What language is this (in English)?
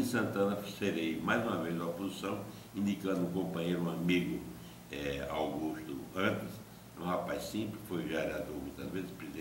Portuguese